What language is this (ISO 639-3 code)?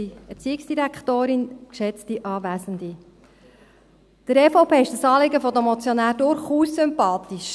gsw